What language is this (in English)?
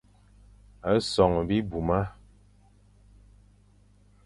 Fang